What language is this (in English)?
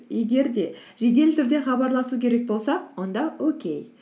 Kazakh